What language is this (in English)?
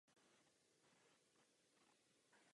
Czech